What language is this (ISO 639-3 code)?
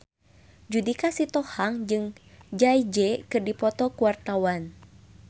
sun